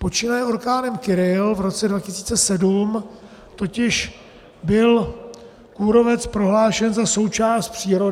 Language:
Czech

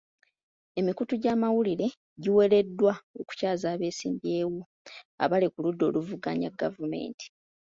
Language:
Ganda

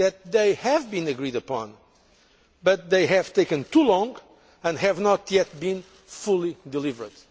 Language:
English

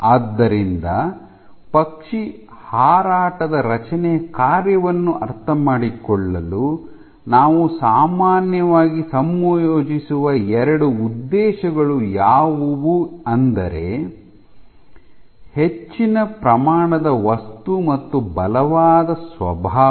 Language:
Kannada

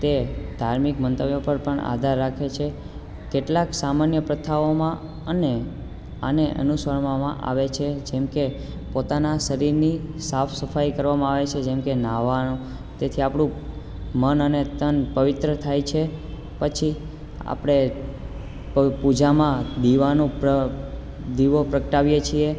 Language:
Gujarati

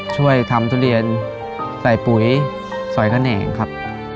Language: Thai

